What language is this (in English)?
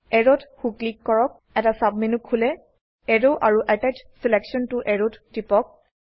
Assamese